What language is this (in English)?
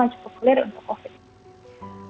Indonesian